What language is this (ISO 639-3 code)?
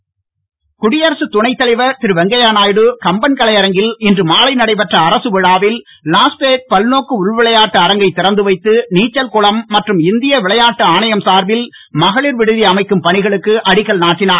tam